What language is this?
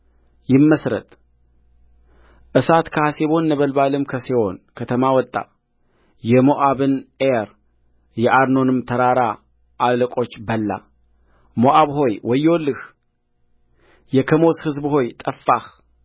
Amharic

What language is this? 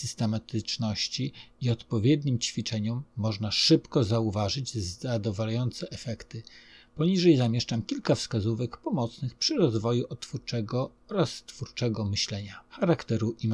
Polish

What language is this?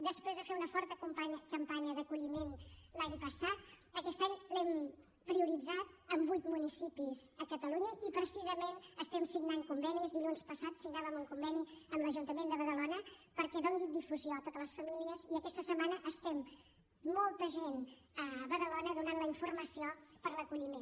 Catalan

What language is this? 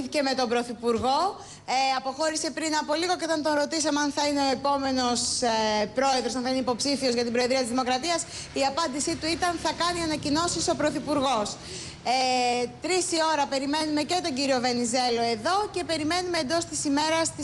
Greek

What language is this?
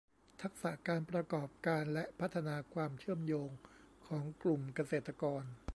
Thai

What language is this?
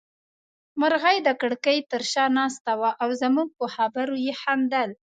Pashto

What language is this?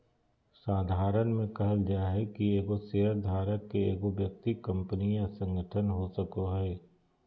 Magahi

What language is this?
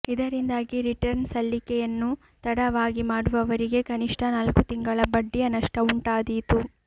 Kannada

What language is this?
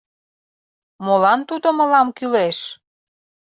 Mari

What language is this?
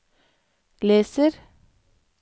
Norwegian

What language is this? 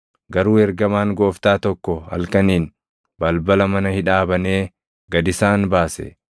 Oromo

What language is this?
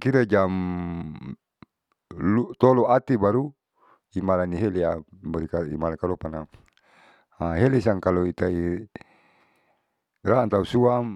Saleman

